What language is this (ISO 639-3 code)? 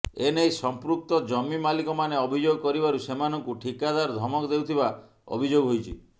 ori